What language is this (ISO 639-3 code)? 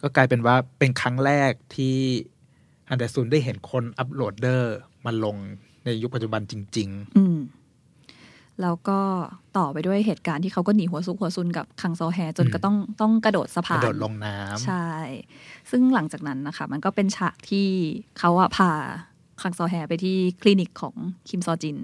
tha